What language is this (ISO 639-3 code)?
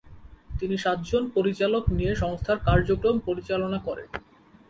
ben